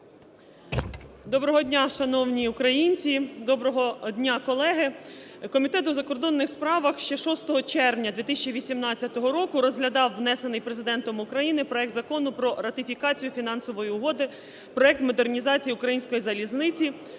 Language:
Ukrainian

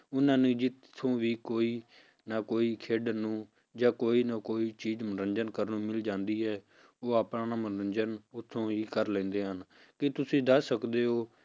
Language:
Punjabi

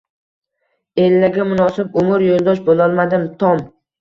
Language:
Uzbek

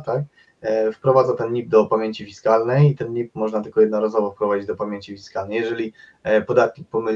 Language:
Polish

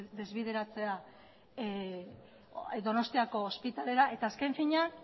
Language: Basque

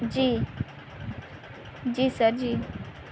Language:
Urdu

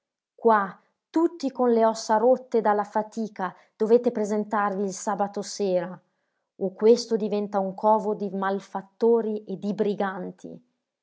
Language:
Italian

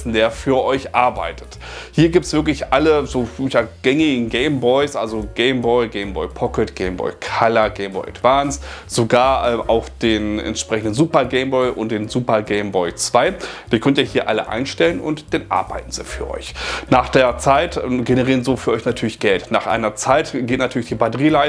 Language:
German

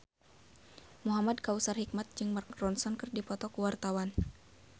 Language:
Sundanese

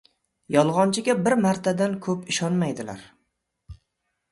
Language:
Uzbek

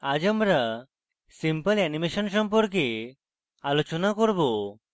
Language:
Bangla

